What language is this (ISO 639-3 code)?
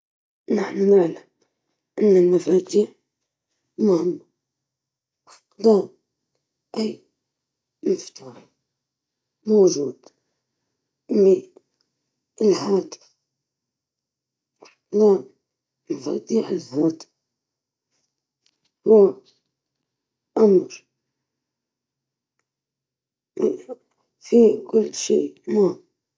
ayl